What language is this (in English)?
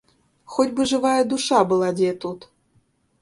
Belarusian